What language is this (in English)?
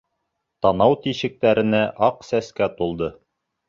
Bashkir